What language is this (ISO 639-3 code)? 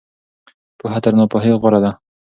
pus